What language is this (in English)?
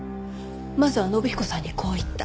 Japanese